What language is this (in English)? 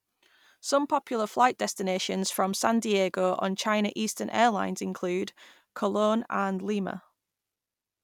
English